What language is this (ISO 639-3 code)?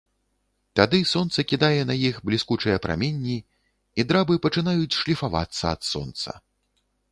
bel